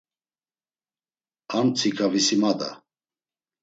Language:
Laz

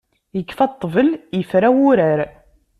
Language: Kabyle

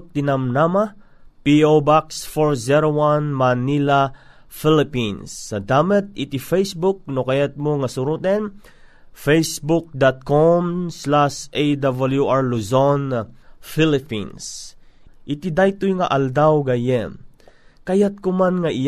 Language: Filipino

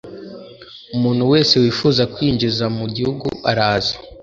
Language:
Kinyarwanda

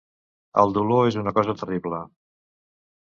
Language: Catalan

